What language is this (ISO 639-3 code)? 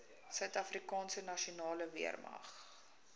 afr